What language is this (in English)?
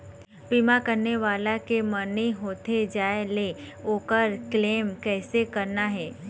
Chhattisgarhi